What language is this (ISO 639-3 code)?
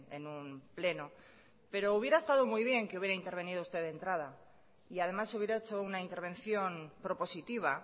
spa